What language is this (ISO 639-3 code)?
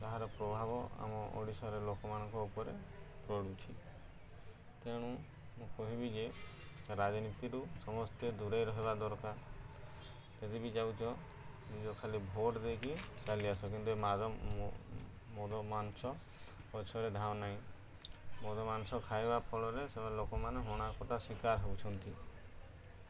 ori